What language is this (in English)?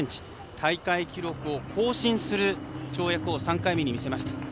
Japanese